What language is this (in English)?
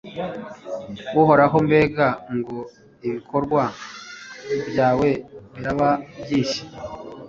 Kinyarwanda